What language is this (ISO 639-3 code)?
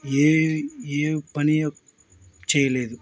tel